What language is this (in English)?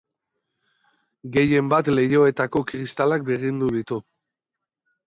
Basque